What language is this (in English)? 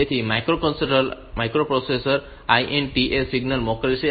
Gujarati